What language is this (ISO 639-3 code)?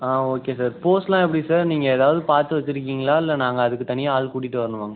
tam